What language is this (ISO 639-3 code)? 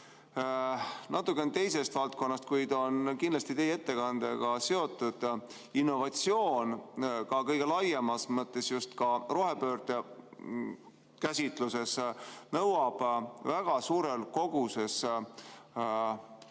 est